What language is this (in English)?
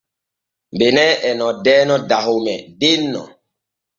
Borgu Fulfulde